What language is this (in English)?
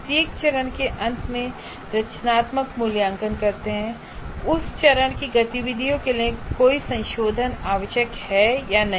Hindi